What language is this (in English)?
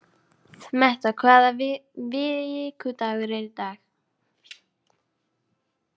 Icelandic